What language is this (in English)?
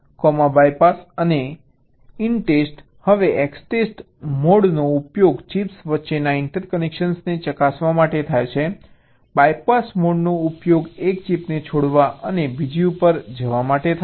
Gujarati